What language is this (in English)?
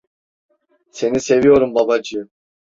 Turkish